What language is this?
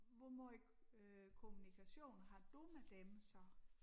Danish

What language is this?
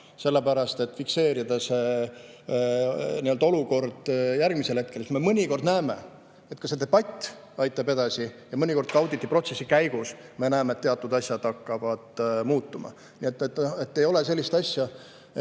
Estonian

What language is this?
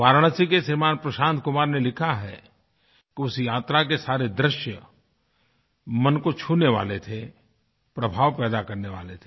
Hindi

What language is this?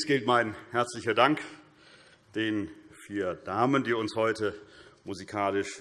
German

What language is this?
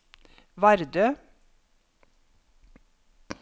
Norwegian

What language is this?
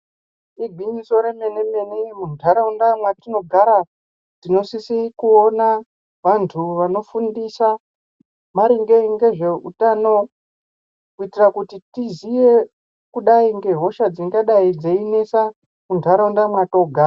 Ndau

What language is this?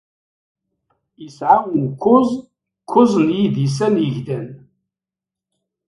Kabyle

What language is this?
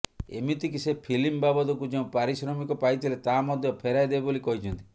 Odia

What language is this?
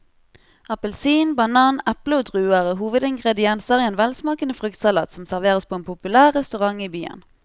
Norwegian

